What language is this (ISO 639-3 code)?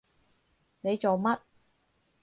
yue